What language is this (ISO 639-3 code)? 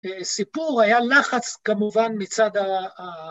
heb